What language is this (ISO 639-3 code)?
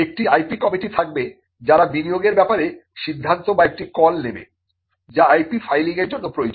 ben